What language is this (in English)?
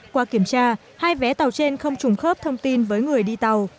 Vietnamese